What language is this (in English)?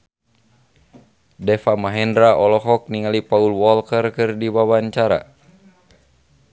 Sundanese